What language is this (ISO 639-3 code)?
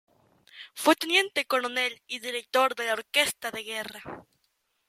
spa